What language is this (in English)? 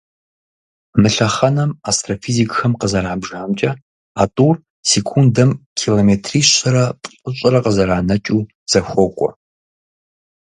Kabardian